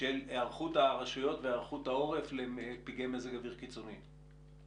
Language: Hebrew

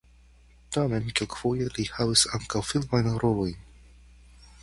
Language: Esperanto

